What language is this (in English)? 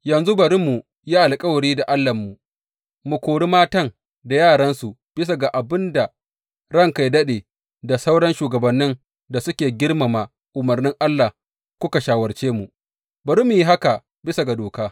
Hausa